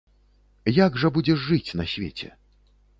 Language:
Belarusian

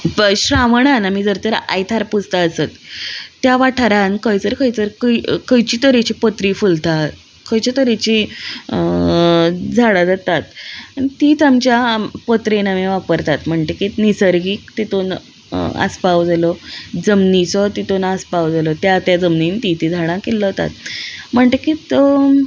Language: Konkani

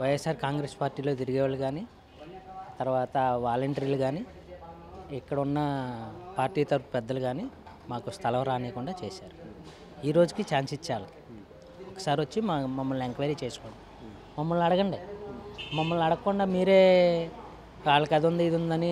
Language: Telugu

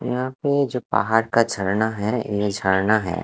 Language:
Hindi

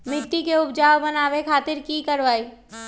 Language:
Magahi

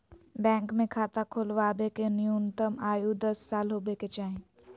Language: Magahi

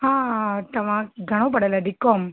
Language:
Sindhi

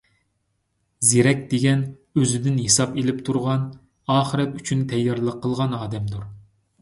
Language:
Uyghur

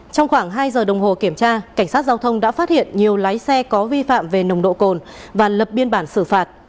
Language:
Vietnamese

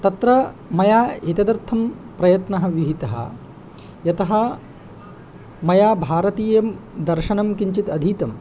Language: Sanskrit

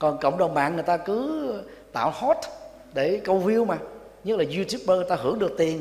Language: Vietnamese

